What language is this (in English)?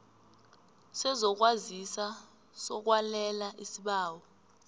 South Ndebele